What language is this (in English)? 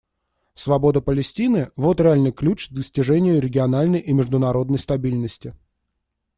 Russian